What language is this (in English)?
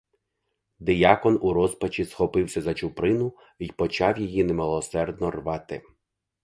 Ukrainian